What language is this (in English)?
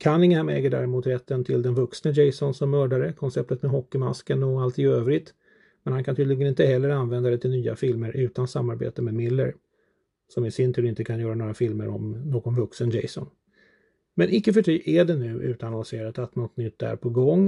Swedish